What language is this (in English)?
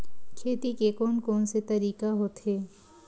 Chhattisgarhi